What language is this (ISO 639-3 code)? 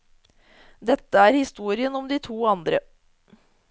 nor